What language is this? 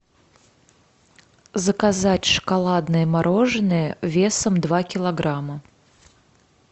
Russian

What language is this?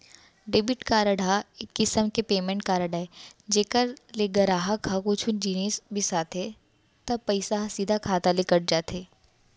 Chhattisgarhi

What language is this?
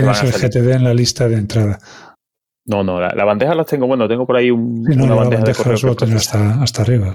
Spanish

